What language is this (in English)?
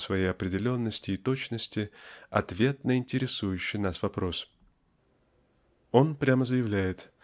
Russian